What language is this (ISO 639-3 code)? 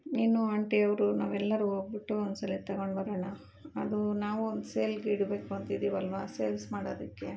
kan